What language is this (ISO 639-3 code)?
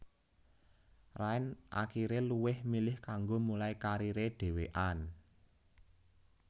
jav